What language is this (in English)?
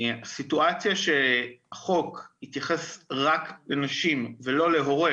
Hebrew